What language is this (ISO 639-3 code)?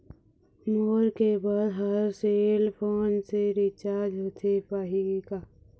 hne